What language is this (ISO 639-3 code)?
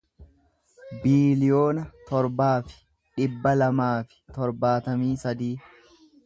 orm